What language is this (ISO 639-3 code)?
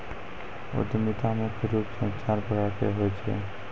mai